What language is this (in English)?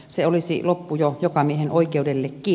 Finnish